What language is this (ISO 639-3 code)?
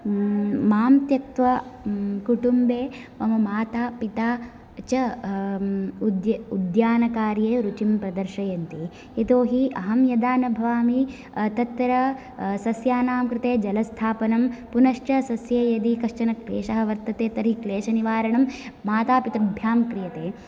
san